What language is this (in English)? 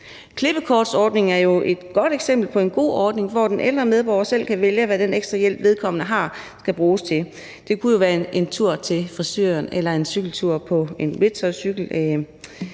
Danish